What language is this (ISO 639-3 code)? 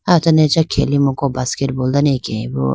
clk